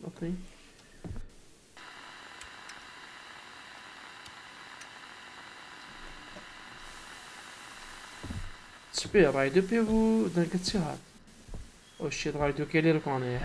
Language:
Arabic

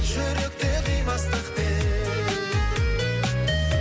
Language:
Kazakh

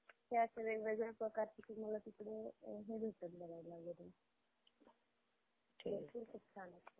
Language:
Marathi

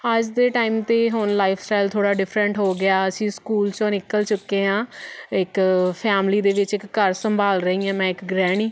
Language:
Punjabi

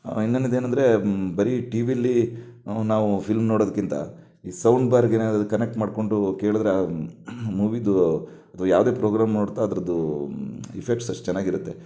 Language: Kannada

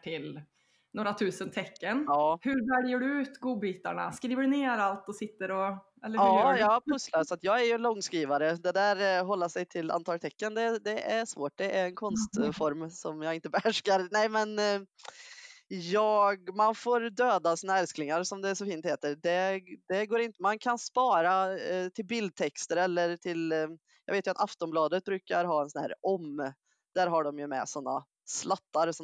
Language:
Swedish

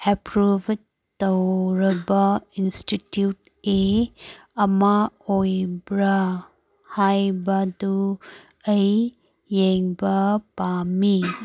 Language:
Manipuri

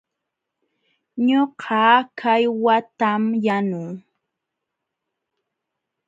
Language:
Jauja Wanca Quechua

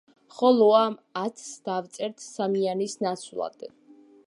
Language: Georgian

